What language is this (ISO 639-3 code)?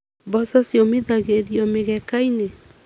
kik